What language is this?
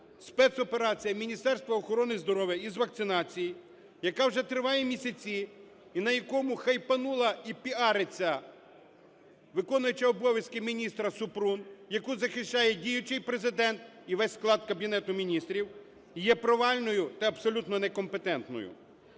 Ukrainian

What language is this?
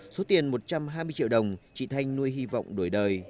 Vietnamese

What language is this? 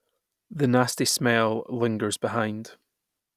English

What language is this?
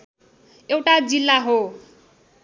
Nepali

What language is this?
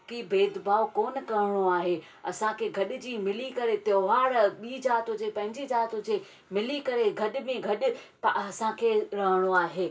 Sindhi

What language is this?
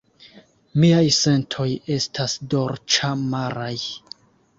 Esperanto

